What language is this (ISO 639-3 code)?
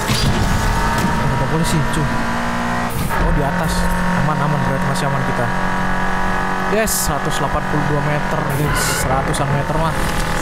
ind